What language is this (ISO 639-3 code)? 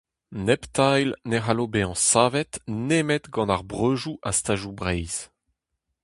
bre